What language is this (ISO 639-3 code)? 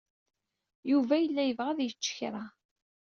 kab